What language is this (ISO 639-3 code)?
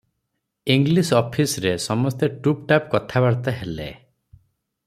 ori